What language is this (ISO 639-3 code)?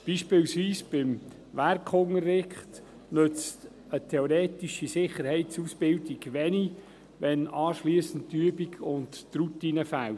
gsw